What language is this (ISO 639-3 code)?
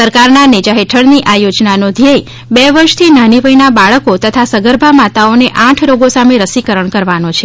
guj